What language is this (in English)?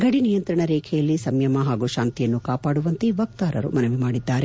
Kannada